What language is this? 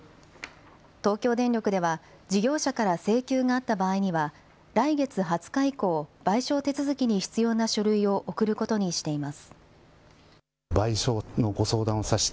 Japanese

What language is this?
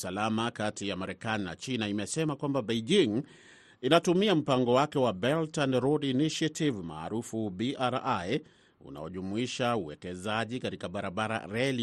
Swahili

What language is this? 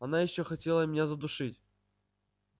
Russian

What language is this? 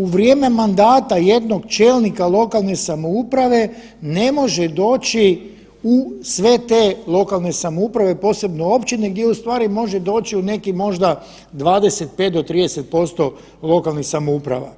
Croatian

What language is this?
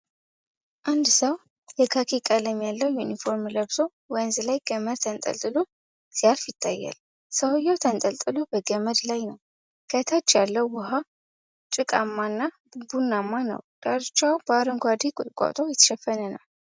Amharic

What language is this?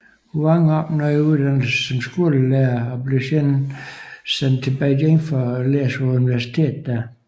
Danish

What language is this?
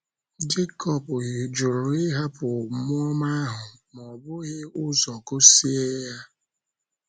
Igbo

